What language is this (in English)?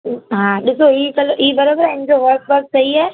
Sindhi